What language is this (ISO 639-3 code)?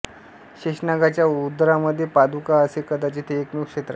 mar